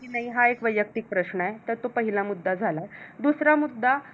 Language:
Marathi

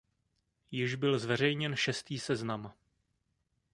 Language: Czech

